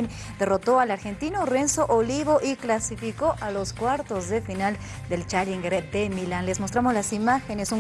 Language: Spanish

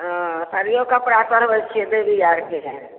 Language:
Maithili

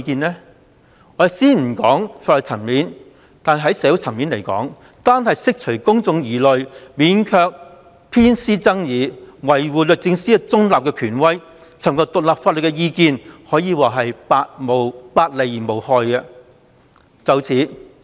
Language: Cantonese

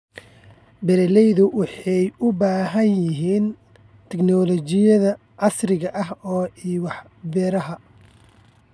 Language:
Somali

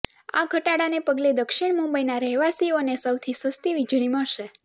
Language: Gujarati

